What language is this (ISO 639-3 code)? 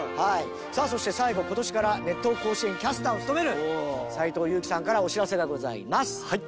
jpn